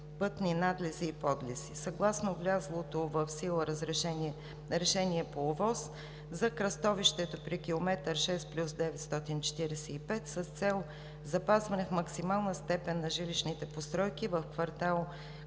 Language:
Bulgarian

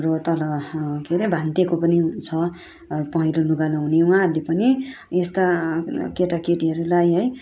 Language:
Nepali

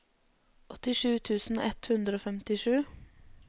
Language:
Norwegian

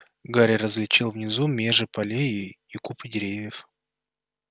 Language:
Russian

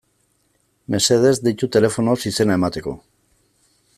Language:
Basque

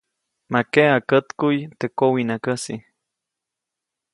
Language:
Copainalá Zoque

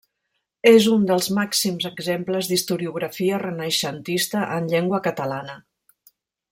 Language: Catalan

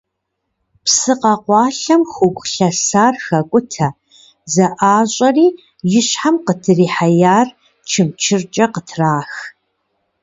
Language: Kabardian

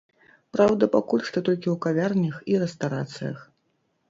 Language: Belarusian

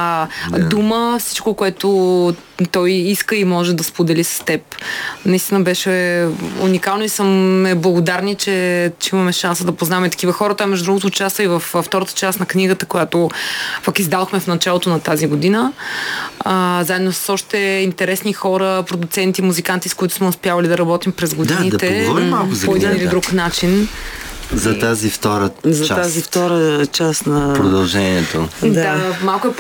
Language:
Bulgarian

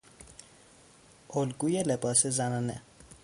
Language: Persian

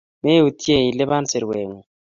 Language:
Kalenjin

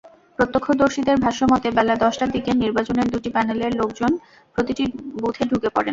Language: Bangla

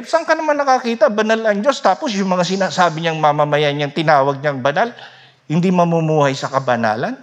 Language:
Filipino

